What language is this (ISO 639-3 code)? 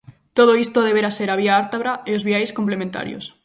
glg